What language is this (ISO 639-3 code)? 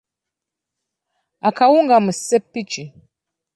lug